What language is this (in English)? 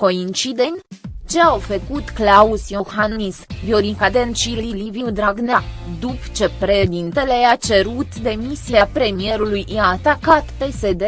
Romanian